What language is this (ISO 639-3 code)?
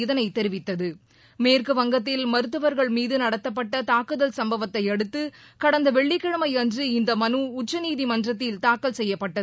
tam